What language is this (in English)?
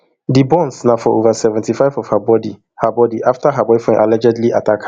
Nigerian Pidgin